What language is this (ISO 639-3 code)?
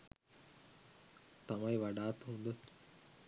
sin